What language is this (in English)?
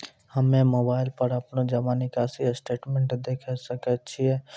Maithili